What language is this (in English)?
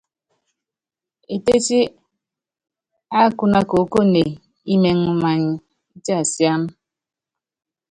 Yangben